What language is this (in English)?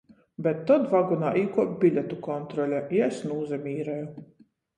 Latgalian